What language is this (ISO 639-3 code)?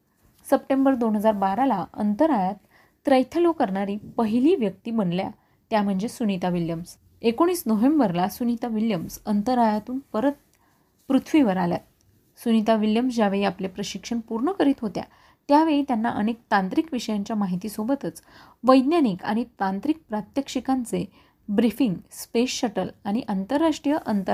mar